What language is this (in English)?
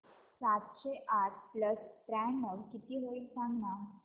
Marathi